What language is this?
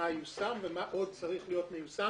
Hebrew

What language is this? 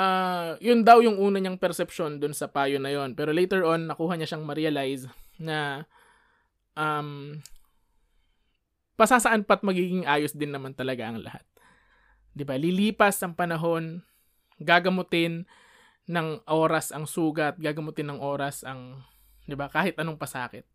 Filipino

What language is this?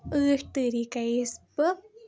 Kashmiri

